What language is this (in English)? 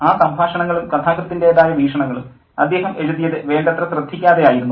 Malayalam